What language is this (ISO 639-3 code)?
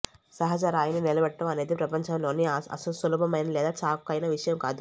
tel